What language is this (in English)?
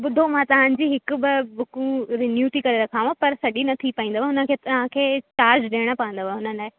Sindhi